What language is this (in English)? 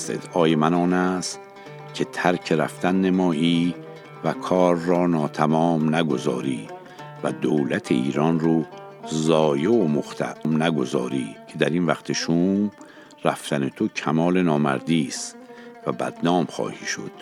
Persian